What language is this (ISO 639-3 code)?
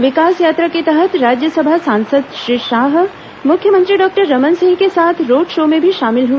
hin